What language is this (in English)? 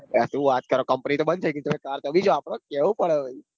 Gujarati